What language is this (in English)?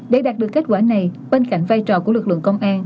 Vietnamese